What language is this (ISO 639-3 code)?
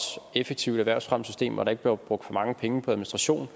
dan